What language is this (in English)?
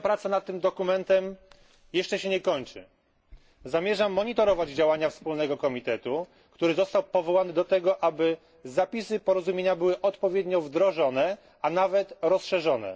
Polish